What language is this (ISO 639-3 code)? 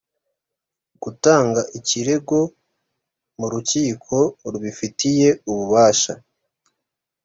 kin